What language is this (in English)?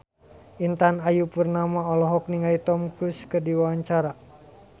Sundanese